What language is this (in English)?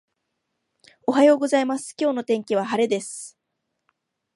Japanese